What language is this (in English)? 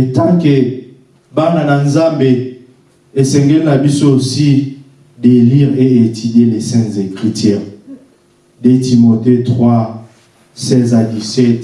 French